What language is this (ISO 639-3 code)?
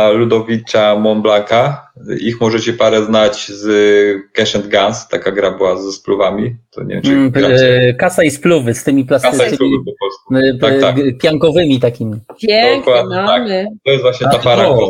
pol